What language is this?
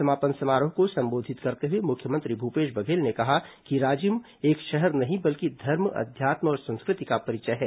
Hindi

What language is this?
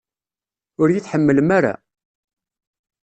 Kabyle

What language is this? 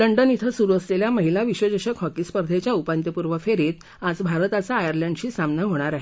Marathi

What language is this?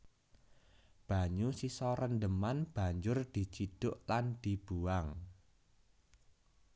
Javanese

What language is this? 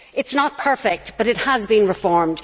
English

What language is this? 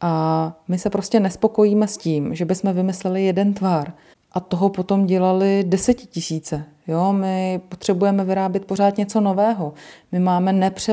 Czech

